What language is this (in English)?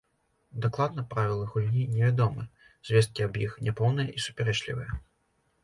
Belarusian